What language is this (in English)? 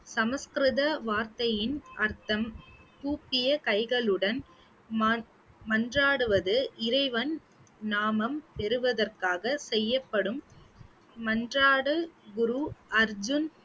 Tamil